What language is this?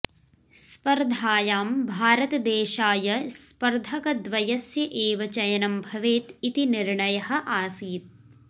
Sanskrit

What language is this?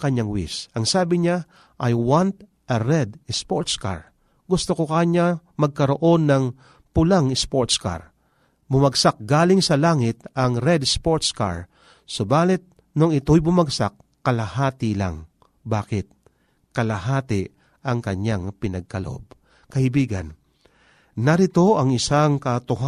Filipino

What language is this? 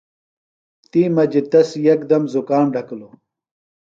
Phalura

